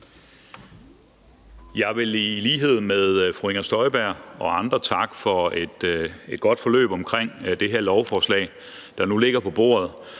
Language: Danish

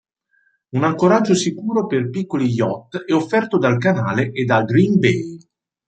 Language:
Italian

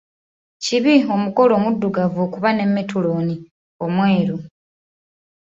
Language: Ganda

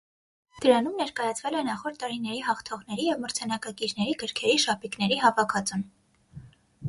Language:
Armenian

